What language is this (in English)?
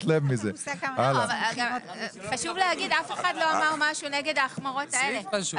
Hebrew